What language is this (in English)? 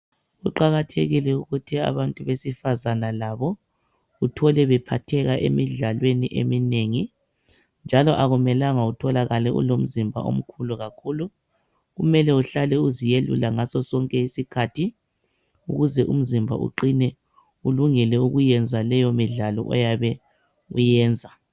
North Ndebele